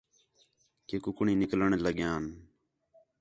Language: Khetrani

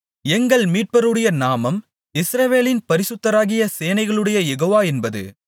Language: Tamil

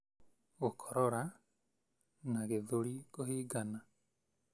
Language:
Kikuyu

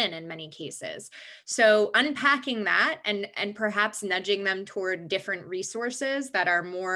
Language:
English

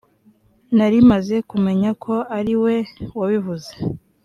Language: Kinyarwanda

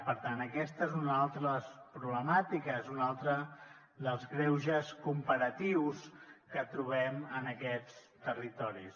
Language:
Catalan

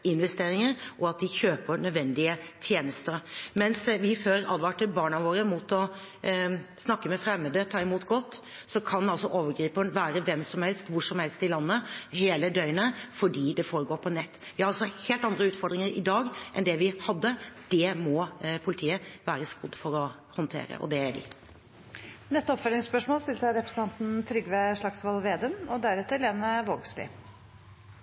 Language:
Norwegian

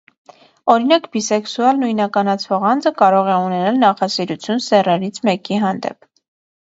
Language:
Armenian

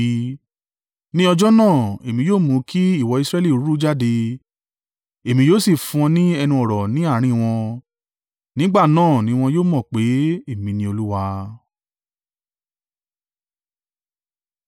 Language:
Yoruba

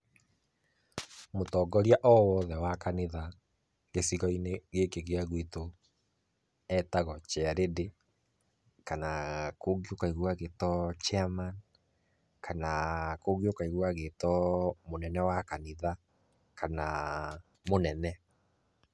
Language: Kikuyu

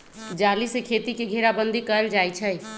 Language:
Magahi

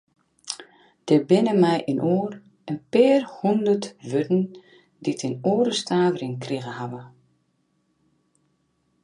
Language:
Western Frisian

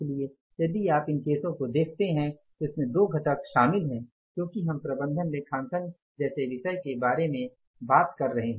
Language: Hindi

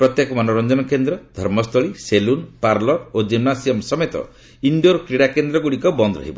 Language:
Odia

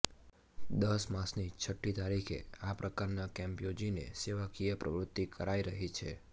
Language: Gujarati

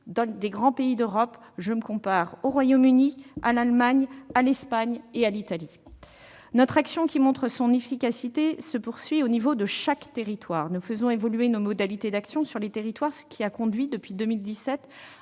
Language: French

